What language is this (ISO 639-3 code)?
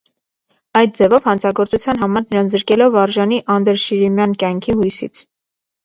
hye